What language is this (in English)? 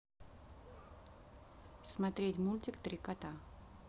Russian